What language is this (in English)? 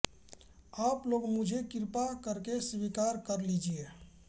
Hindi